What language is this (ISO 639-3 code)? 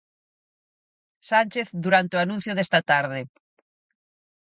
glg